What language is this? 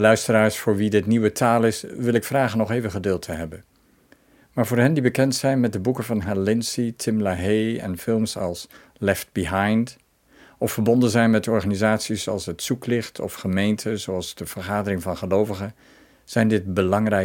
Dutch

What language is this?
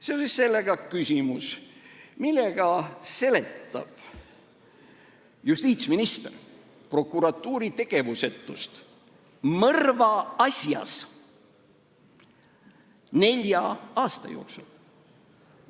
Estonian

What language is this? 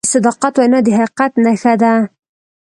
Pashto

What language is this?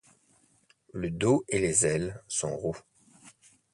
French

